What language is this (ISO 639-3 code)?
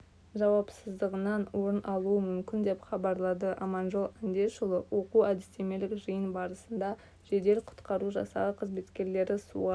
kaz